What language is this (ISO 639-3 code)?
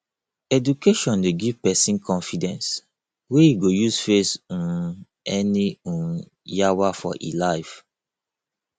pcm